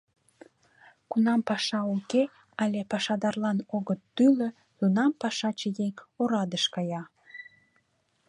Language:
Mari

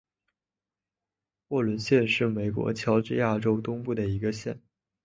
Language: Chinese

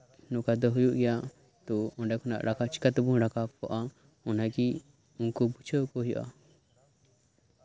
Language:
Santali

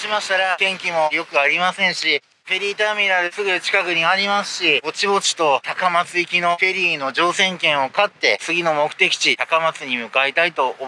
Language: Japanese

